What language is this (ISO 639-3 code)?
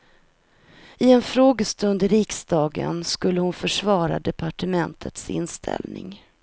swe